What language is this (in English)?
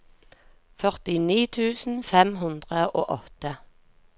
Norwegian